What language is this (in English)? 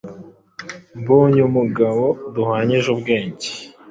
Kinyarwanda